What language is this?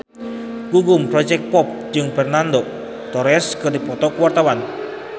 Sundanese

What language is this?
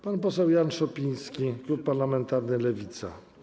Polish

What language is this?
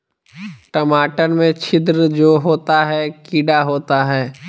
Magahi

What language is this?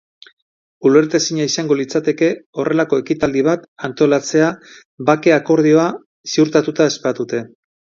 Basque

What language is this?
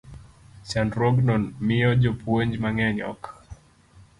Luo (Kenya and Tanzania)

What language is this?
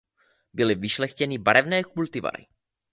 Czech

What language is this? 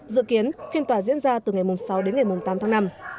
Vietnamese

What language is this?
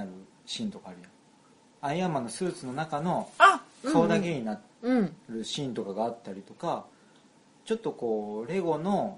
Japanese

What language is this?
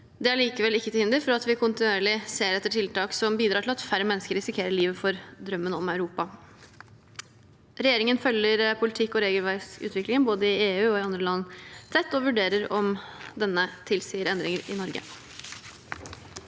Norwegian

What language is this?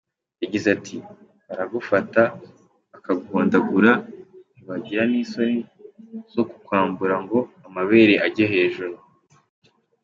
Kinyarwanda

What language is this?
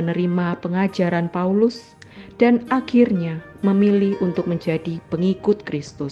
Indonesian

